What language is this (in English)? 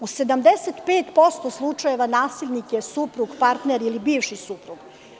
Serbian